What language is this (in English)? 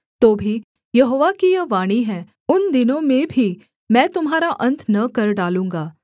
Hindi